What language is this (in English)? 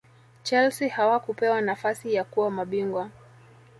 Swahili